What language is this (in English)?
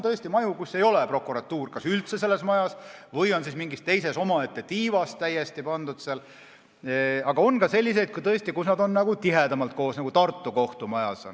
Estonian